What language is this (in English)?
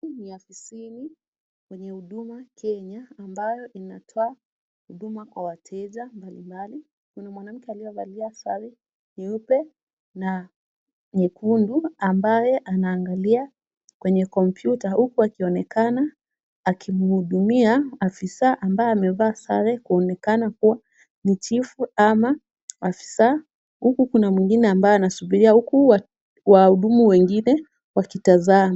Swahili